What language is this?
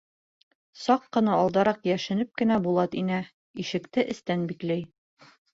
Bashkir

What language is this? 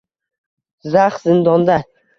Uzbek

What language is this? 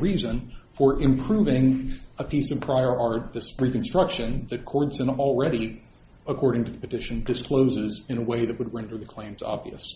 English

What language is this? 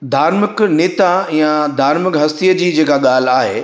Sindhi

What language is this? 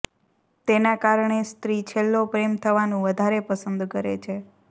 Gujarati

